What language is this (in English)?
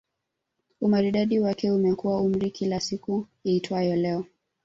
Swahili